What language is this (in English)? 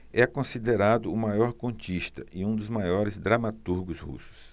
Portuguese